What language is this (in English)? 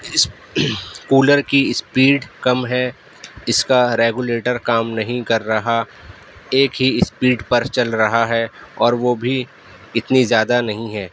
Urdu